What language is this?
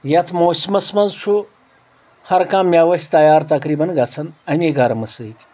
Kashmiri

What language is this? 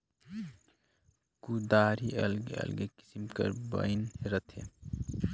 Chhattisgarhi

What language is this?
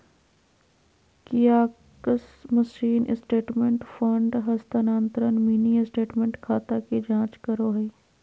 Magahi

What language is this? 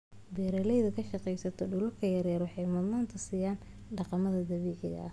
Somali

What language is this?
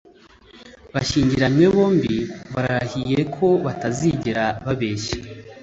Kinyarwanda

